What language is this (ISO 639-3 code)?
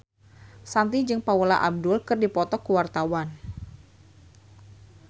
sun